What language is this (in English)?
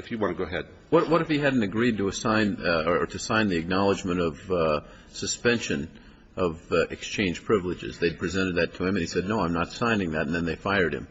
English